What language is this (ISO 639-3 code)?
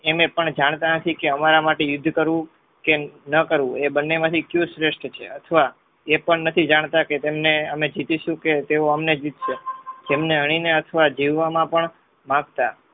guj